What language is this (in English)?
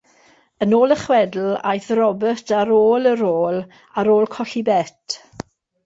Welsh